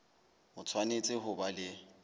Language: Southern Sotho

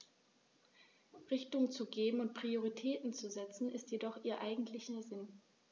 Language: German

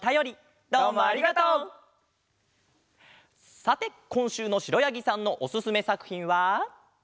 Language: Japanese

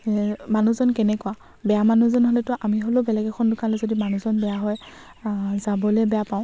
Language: Assamese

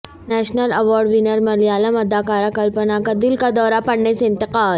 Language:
Urdu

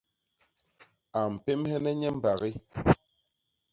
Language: Basaa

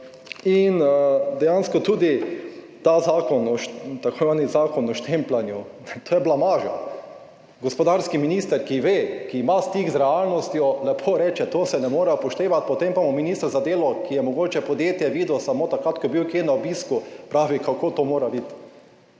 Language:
Slovenian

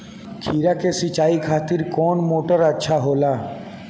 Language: Bhojpuri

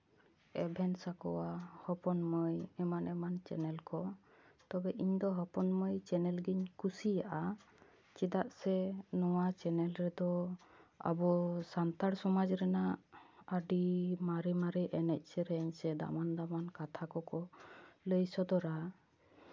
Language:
Santali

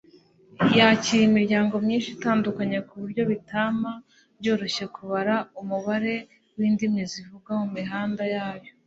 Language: Kinyarwanda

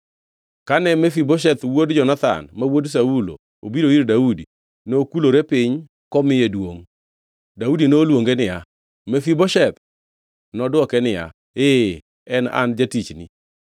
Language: Luo (Kenya and Tanzania)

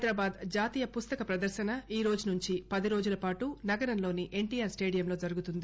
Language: Telugu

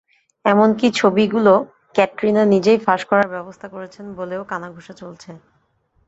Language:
Bangla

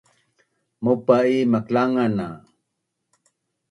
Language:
Bunun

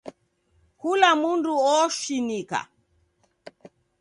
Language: Taita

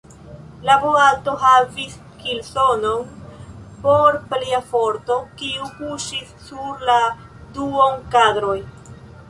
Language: Esperanto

